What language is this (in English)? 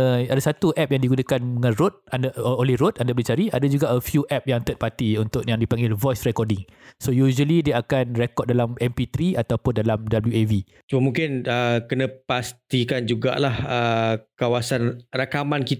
Malay